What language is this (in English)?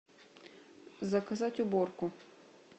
Russian